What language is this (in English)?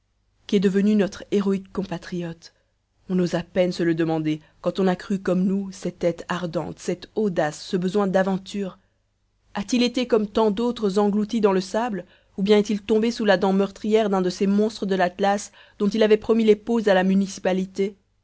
French